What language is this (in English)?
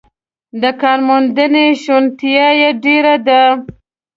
Pashto